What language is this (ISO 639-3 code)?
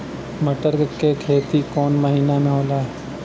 bho